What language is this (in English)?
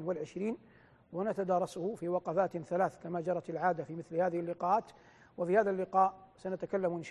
Arabic